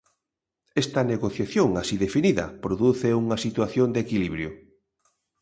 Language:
Galician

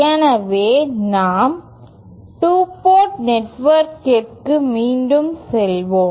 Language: Tamil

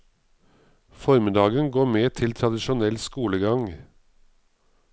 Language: Norwegian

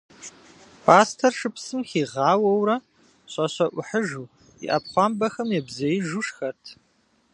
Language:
Kabardian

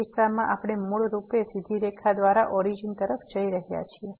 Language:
Gujarati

